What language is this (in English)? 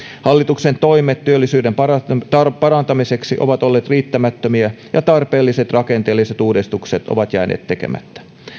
Finnish